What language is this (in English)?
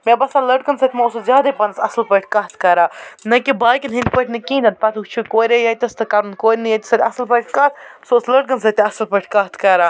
Kashmiri